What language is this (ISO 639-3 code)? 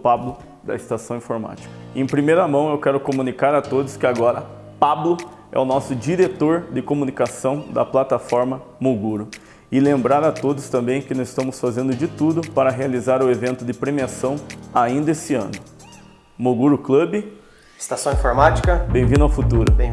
por